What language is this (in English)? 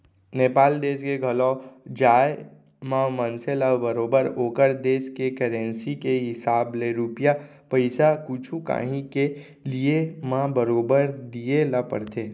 Chhattisgarhi